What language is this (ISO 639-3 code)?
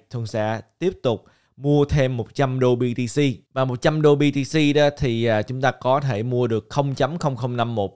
vie